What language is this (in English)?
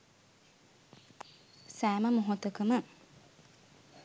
Sinhala